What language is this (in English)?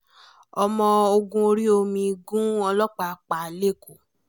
Yoruba